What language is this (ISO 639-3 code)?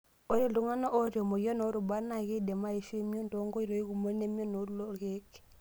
mas